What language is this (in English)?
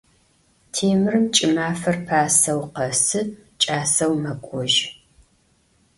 Adyghe